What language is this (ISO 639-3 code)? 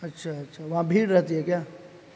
urd